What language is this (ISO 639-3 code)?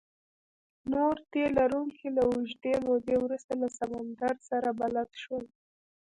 pus